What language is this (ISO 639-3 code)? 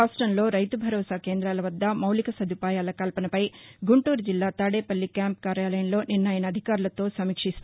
tel